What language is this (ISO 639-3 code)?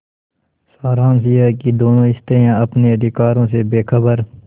hin